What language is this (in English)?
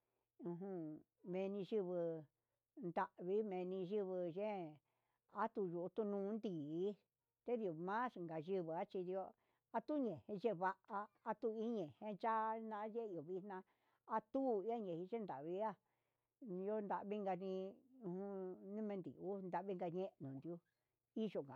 Huitepec Mixtec